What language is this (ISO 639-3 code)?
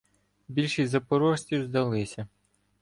ukr